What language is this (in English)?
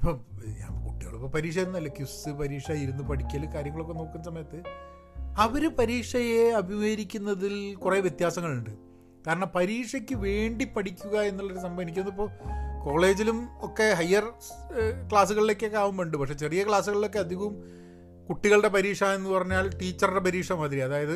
Malayalam